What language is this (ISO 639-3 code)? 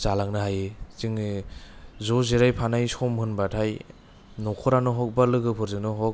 brx